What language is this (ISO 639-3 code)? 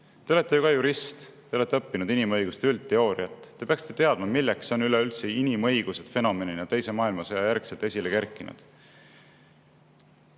est